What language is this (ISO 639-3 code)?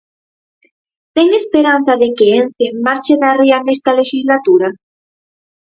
glg